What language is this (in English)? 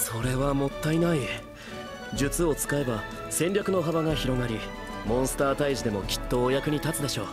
Japanese